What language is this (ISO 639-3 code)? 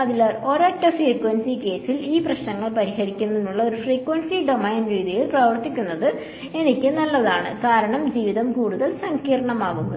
mal